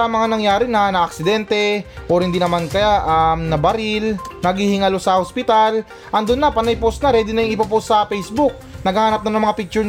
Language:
Filipino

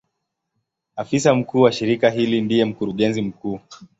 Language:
Swahili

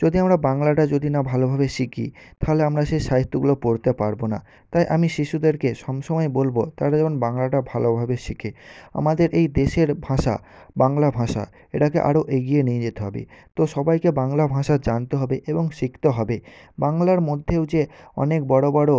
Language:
Bangla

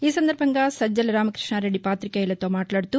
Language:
Telugu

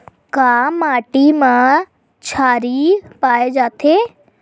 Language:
Chhattisgarhi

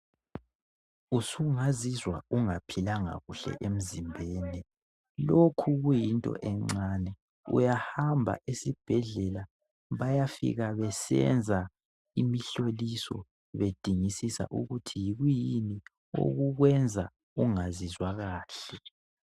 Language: North Ndebele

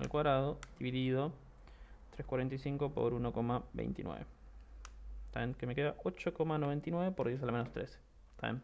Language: Spanish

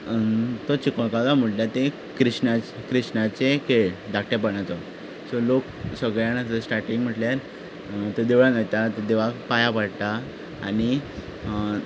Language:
Konkani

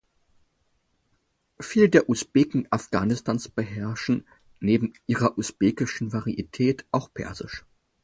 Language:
German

